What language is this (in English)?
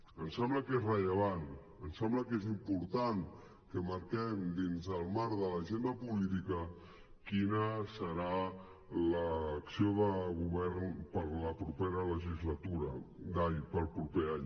Catalan